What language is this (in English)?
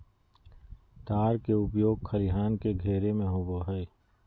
Magahi